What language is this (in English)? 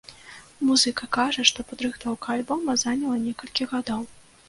Belarusian